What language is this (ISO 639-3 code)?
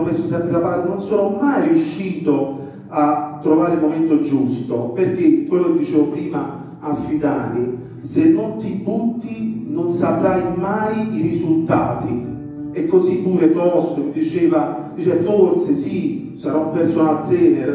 ita